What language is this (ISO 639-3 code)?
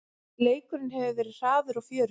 isl